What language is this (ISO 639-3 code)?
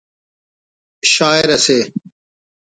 brh